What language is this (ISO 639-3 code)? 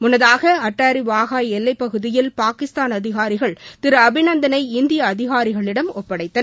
tam